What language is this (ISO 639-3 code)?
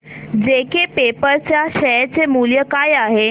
mar